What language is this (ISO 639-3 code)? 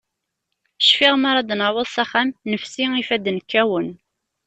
kab